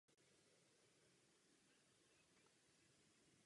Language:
Czech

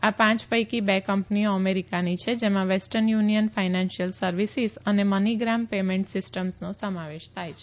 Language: Gujarati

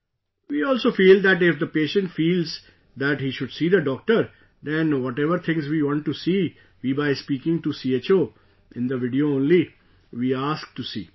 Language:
English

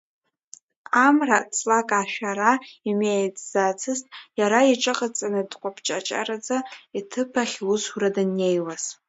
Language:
Abkhazian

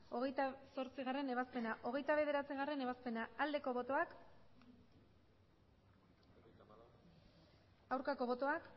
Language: Basque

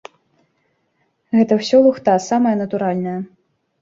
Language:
Belarusian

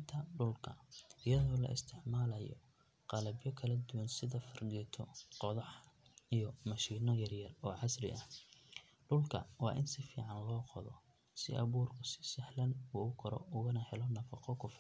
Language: Somali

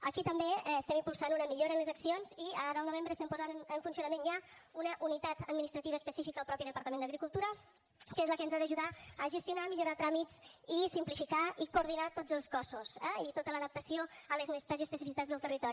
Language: Catalan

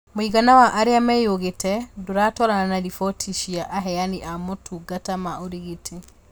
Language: Kikuyu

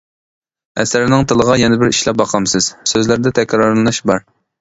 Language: Uyghur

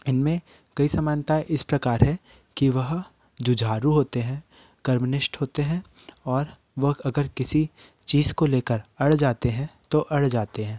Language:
Hindi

